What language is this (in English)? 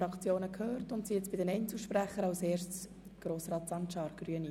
Swiss German